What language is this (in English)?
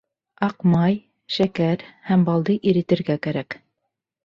Bashkir